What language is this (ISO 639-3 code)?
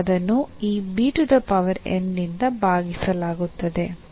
kan